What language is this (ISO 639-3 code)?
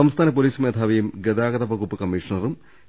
mal